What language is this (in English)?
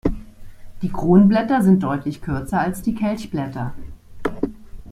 German